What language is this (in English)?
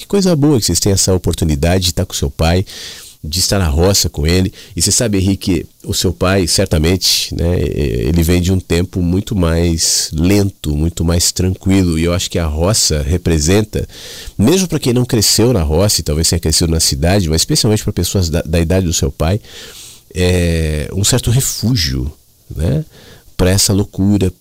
Portuguese